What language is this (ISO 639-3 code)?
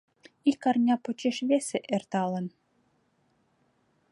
chm